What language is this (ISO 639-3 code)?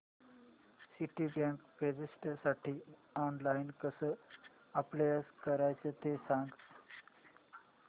mar